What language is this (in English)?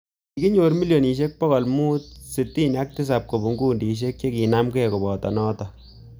Kalenjin